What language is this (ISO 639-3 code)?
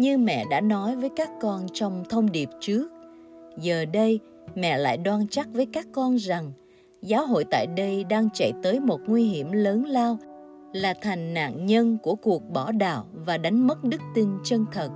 vie